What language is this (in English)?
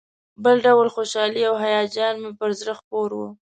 Pashto